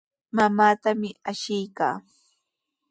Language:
Sihuas Ancash Quechua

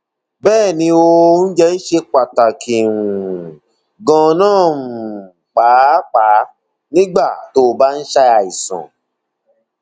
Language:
Yoruba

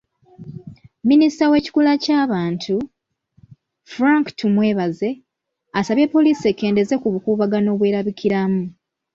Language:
Ganda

